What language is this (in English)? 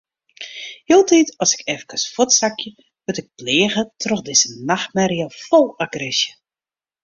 Western Frisian